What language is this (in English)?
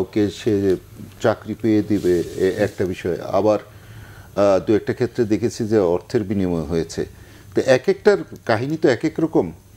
Bangla